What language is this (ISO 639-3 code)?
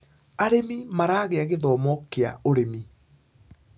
kik